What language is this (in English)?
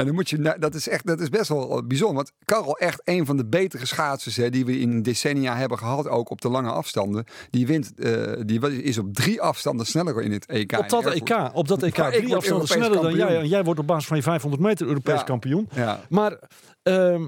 Dutch